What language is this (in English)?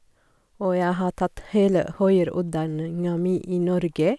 Norwegian